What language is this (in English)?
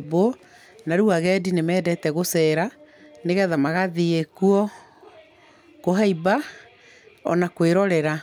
Kikuyu